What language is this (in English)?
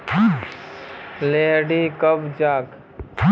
Magahi